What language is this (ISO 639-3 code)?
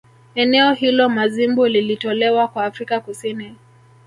swa